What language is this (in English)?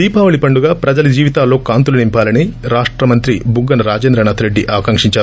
Telugu